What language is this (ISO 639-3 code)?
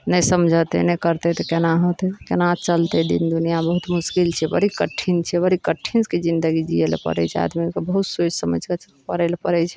mai